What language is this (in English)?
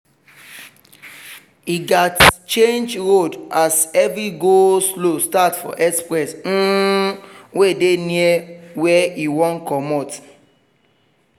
Nigerian Pidgin